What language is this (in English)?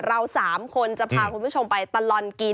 Thai